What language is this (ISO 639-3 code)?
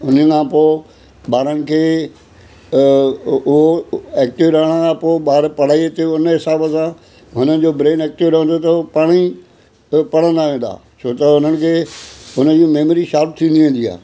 snd